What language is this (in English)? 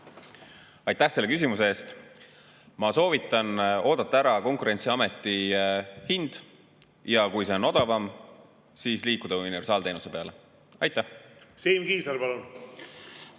Estonian